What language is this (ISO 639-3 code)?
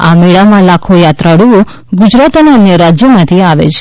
guj